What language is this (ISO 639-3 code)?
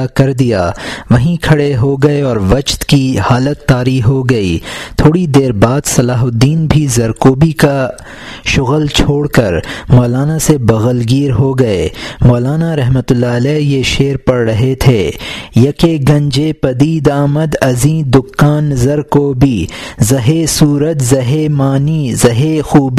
urd